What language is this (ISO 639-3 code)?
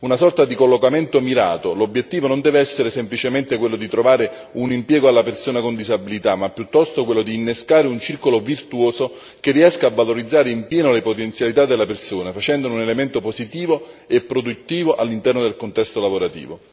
ita